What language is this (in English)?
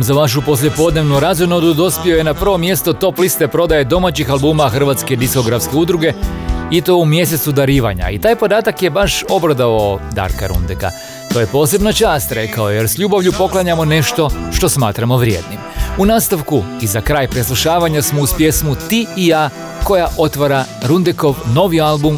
Croatian